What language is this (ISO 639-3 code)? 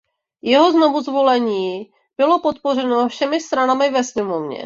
ces